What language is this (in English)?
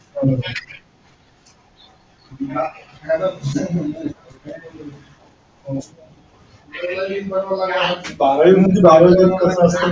Marathi